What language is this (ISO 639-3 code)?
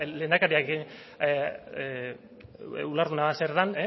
eus